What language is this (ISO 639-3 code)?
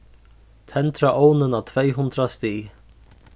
fao